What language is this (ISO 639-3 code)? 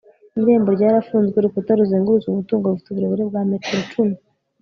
kin